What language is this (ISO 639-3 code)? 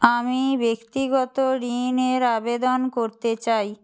ben